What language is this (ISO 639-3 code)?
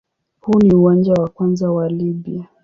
swa